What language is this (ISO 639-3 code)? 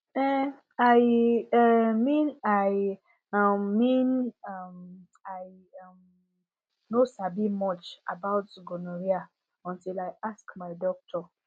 pcm